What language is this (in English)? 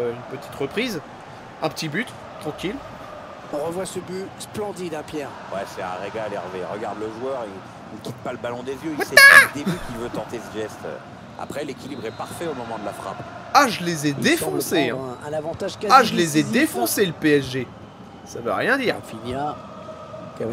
French